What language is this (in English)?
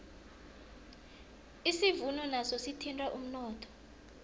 South Ndebele